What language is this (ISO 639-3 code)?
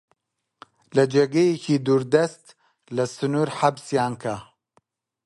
ckb